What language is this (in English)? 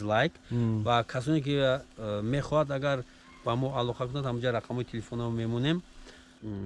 Turkish